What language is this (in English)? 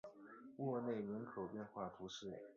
Chinese